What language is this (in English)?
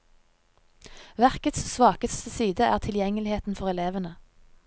Norwegian